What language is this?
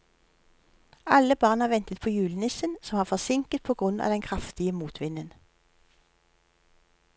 Norwegian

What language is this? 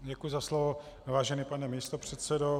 Czech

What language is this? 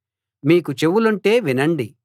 Telugu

